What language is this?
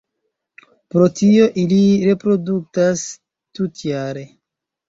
Esperanto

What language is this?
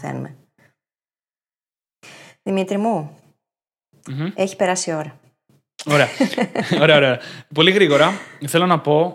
Greek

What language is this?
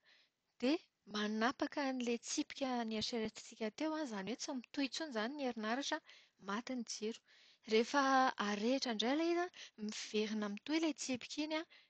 Malagasy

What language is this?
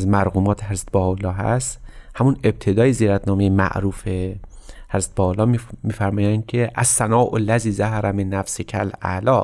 Persian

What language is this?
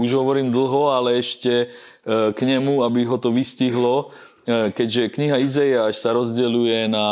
Slovak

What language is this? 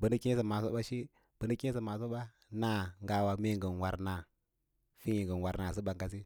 Lala-Roba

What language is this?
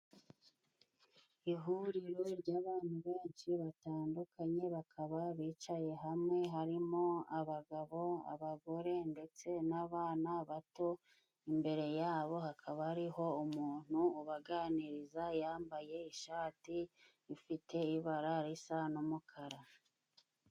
Kinyarwanda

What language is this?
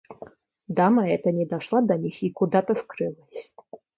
Russian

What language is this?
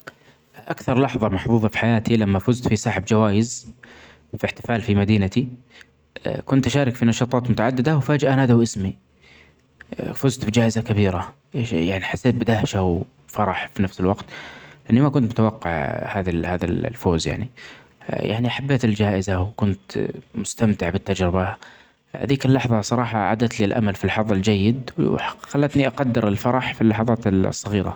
Omani Arabic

